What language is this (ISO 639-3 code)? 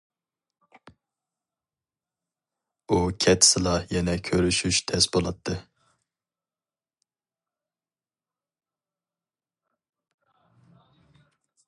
uig